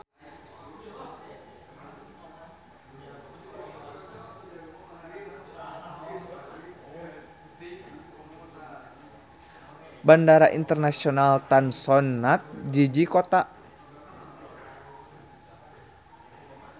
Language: Sundanese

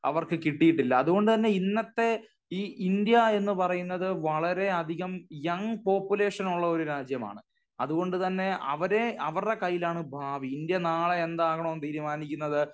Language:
Malayalam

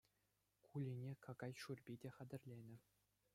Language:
Chuvash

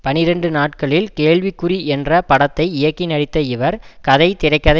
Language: Tamil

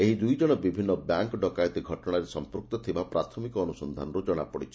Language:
Odia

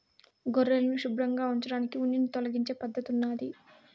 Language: Telugu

